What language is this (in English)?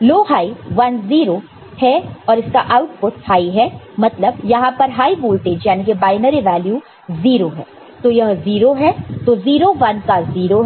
Hindi